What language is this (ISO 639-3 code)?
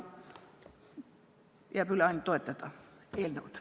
est